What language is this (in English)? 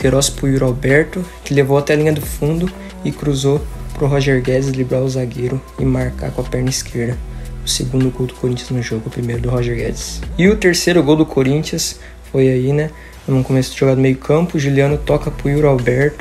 Portuguese